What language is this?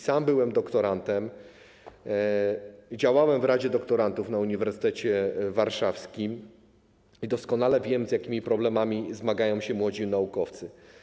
Polish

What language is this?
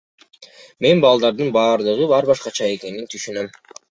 Kyrgyz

